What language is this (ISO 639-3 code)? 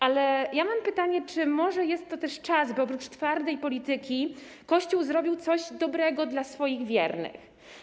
pol